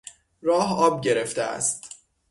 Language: Persian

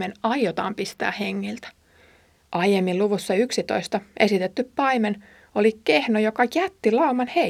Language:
Finnish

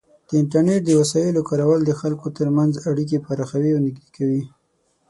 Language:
Pashto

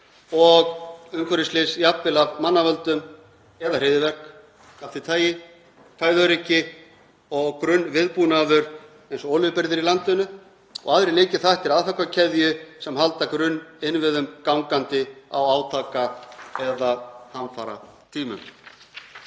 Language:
Icelandic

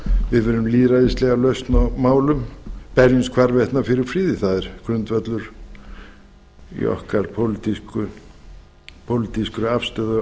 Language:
Icelandic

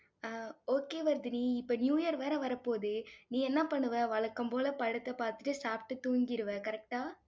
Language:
Tamil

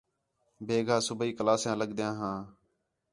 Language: Khetrani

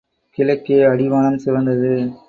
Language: Tamil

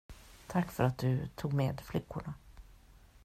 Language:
Swedish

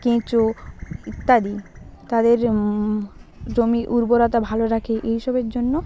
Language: Bangla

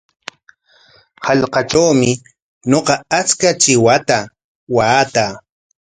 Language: Corongo Ancash Quechua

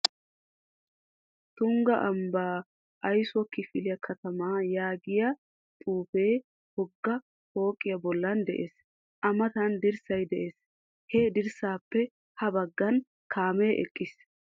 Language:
Wolaytta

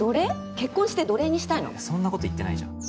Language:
Japanese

